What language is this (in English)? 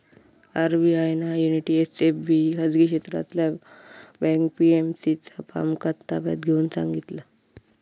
Marathi